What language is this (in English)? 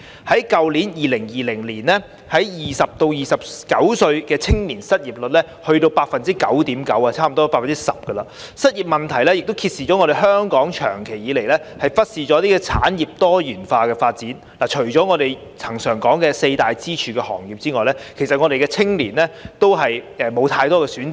Cantonese